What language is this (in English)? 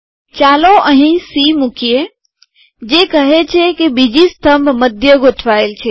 Gujarati